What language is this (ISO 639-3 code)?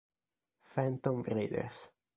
ita